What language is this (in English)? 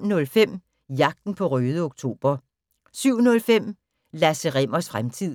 Danish